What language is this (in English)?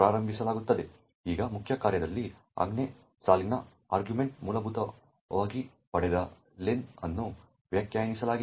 Kannada